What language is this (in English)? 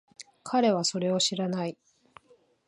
Japanese